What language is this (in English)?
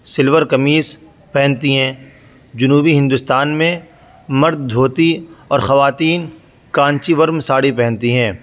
Urdu